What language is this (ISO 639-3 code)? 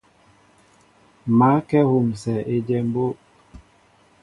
mbo